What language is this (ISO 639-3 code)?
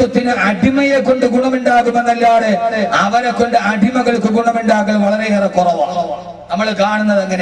ara